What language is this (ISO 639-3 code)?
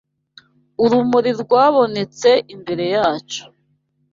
kin